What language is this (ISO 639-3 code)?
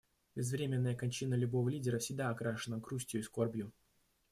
rus